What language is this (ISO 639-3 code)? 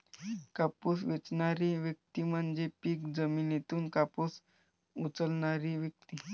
mar